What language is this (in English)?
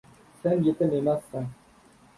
Uzbek